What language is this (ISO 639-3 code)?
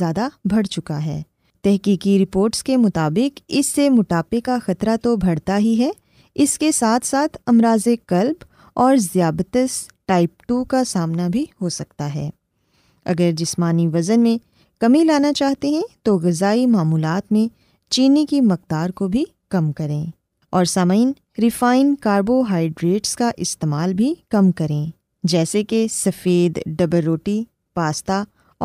urd